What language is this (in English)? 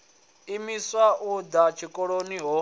Venda